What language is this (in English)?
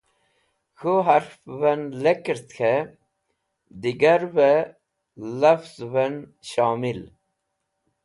Wakhi